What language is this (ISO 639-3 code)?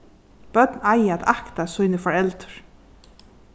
fao